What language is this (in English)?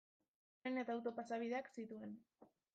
Basque